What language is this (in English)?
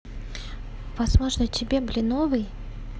Russian